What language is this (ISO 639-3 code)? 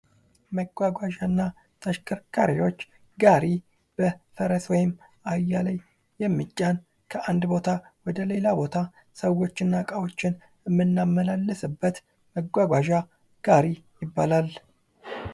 amh